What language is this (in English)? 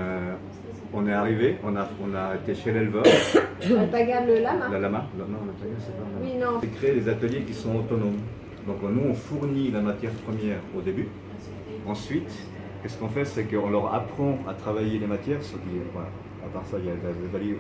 French